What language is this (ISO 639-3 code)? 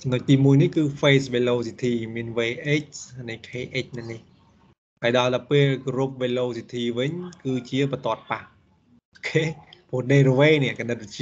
vie